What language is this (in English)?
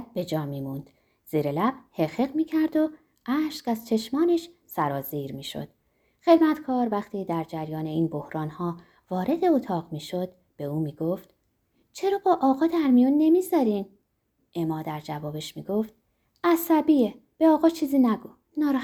Persian